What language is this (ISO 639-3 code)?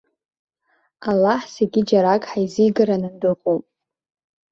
abk